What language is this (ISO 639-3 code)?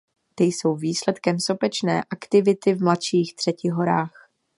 ces